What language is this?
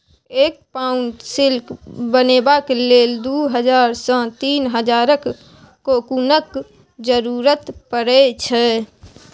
Maithili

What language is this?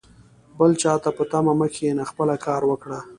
Pashto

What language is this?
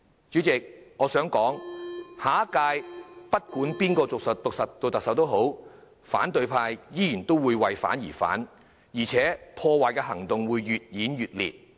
Cantonese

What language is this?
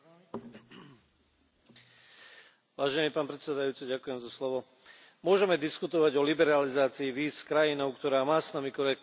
Slovak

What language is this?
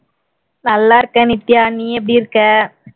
Tamil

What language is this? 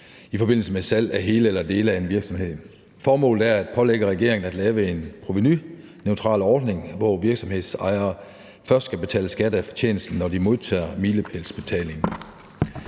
Danish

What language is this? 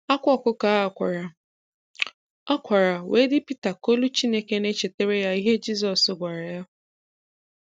Igbo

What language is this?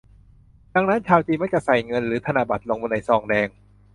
Thai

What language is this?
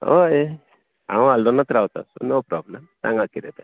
Konkani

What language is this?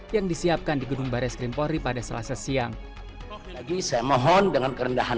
Indonesian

